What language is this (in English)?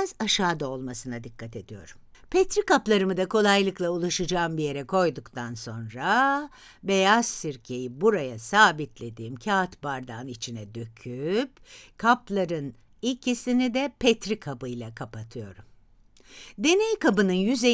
Turkish